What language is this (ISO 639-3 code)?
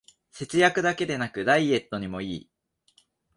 jpn